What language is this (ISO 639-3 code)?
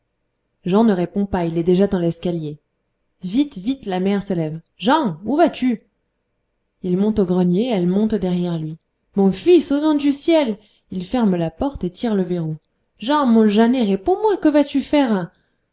fra